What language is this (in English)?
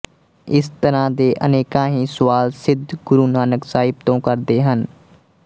Punjabi